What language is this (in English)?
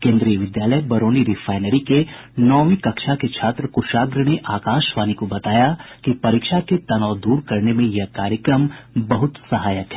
Hindi